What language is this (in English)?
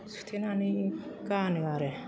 Bodo